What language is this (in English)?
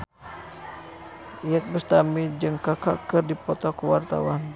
Sundanese